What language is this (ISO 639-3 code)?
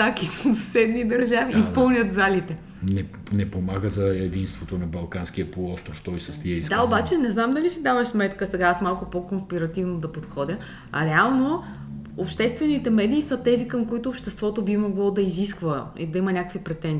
bul